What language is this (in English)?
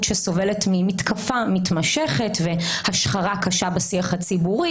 Hebrew